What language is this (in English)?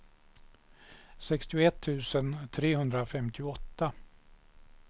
Swedish